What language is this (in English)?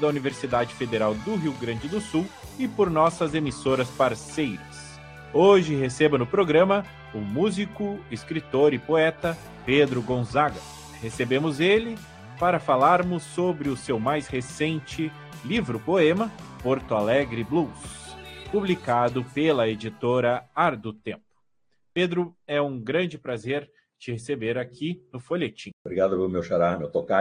Portuguese